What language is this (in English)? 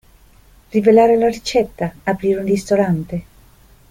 Italian